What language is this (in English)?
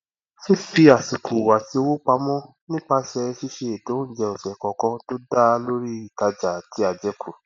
Yoruba